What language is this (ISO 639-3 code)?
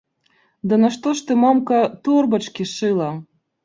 bel